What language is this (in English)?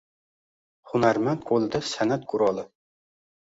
Uzbek